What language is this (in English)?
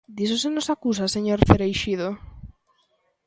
Galician